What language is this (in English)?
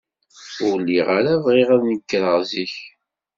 Kabyle